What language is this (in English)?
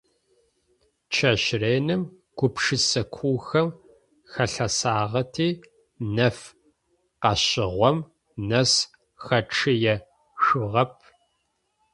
Adyghe